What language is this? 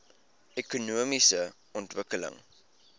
Afrikaans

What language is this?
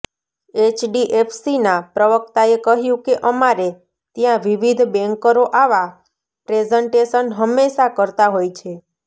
Gujarati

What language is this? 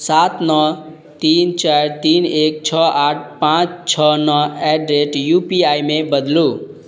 Maithili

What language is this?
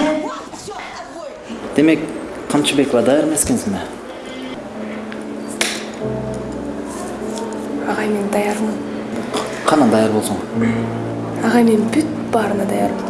Turkish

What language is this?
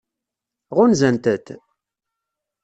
Kabyle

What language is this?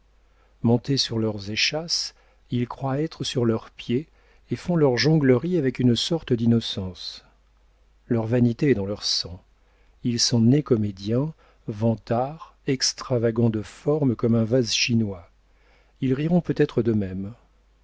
French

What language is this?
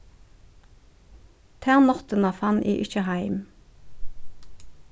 Faroese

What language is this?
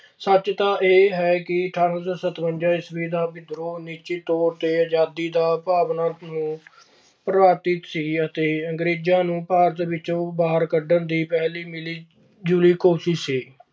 Punjabi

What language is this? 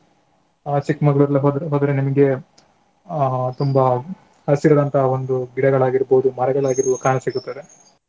Kannada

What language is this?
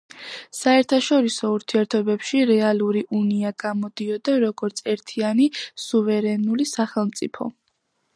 Georgian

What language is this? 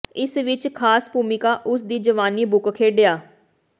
Punjabi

